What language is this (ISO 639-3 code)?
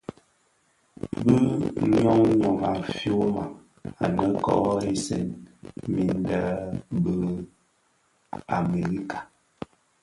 ksf